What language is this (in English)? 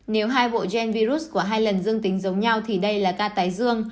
Vietnamese